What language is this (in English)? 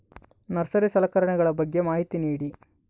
Kannada